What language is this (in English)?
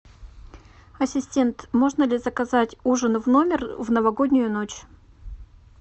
Russian